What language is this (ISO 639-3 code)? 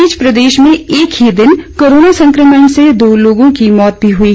hin